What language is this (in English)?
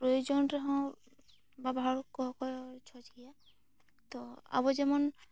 Santali